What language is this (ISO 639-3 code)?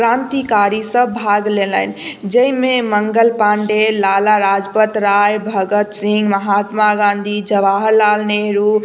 mai